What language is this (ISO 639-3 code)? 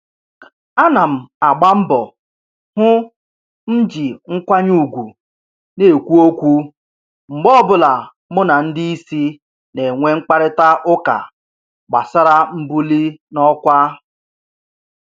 ibo